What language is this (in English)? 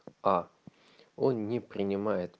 Russian